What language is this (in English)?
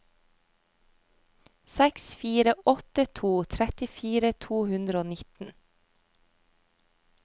Norwegian